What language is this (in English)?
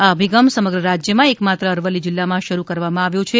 Gujarati